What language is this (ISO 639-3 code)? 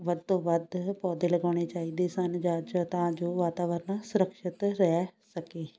pan